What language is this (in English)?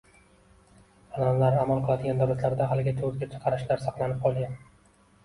Uzbek